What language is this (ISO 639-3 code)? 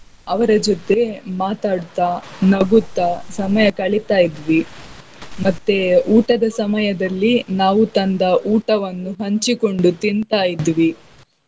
kan